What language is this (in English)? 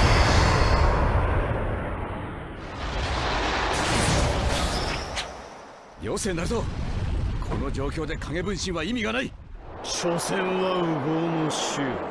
Japanese